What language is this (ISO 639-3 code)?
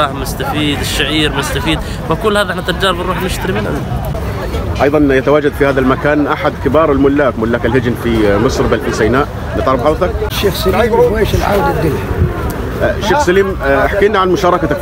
ara